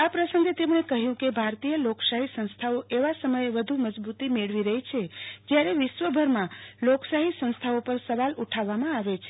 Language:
Gujarati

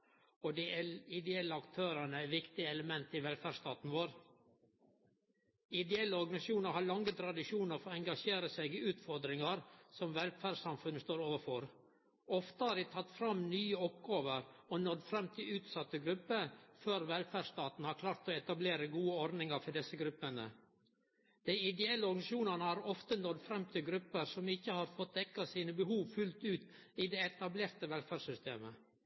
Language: Norwegian Nynorsk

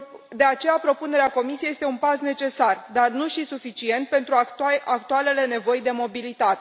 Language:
Romanian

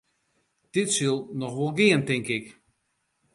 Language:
Western Frisian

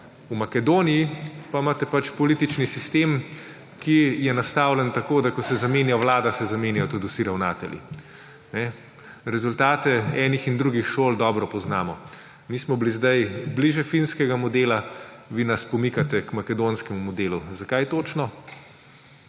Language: Slovenian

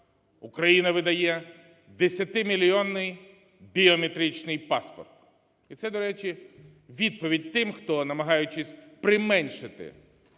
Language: Ukrainian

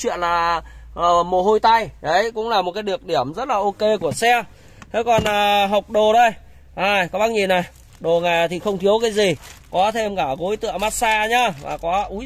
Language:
Vietnamese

